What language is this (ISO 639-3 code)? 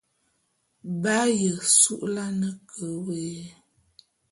bum